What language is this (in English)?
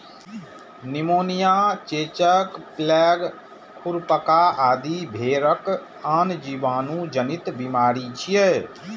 Maithili